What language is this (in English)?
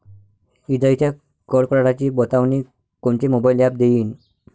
Marathi